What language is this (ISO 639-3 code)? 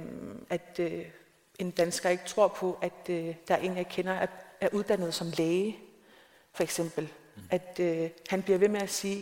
dan